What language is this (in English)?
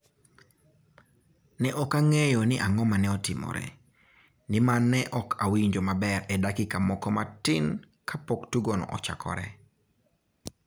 Luo (Kenya and Tanzania)